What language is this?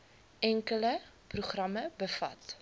Afrikaans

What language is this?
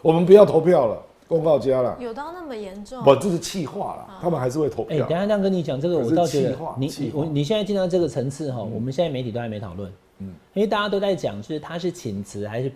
Chinese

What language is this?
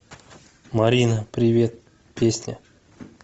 Russian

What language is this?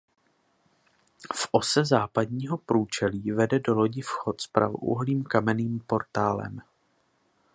Czech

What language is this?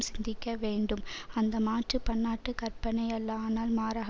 Tamil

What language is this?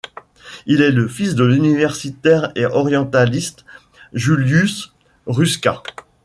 French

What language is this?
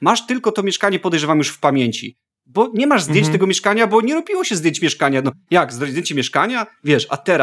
Polish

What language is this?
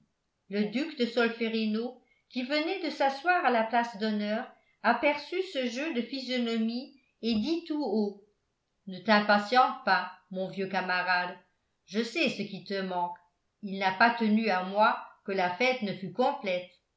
French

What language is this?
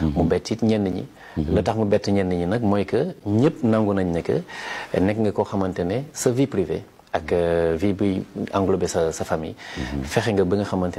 French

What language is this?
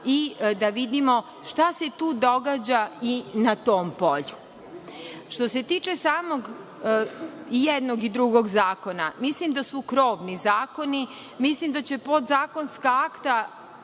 Serbian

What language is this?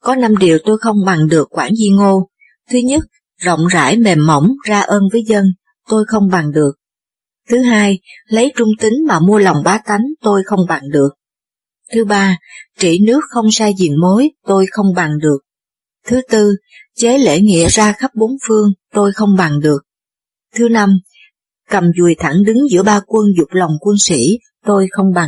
Vietnamese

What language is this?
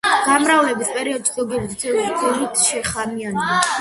Georgian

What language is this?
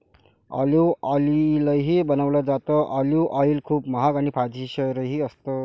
Marathi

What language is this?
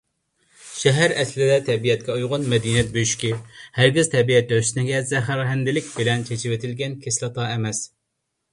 Uyghur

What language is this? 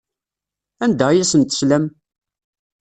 Kabyle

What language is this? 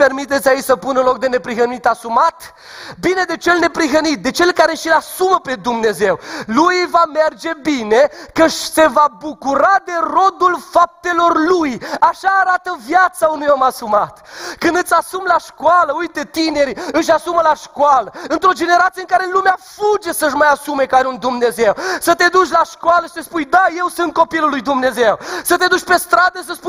Romanian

